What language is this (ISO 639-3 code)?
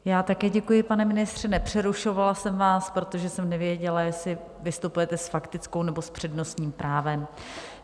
ces